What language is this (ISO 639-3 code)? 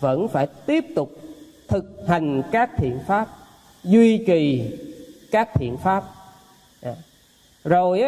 vie